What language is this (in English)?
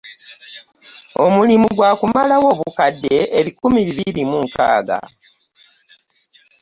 Ganda